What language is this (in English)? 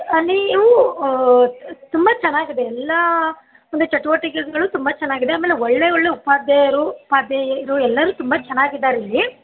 Kannada